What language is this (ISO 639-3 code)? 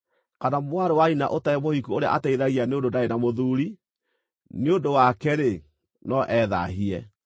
kik